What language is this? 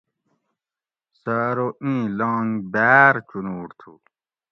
Gawri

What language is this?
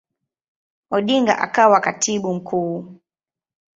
Swahili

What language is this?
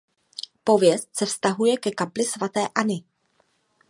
Czech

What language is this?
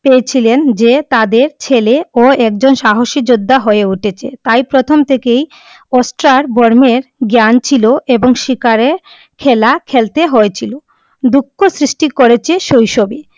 Bangla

